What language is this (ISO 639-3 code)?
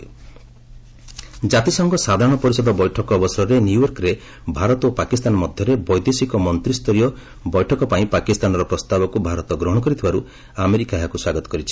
ori